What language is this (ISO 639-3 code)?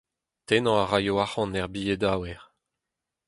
bre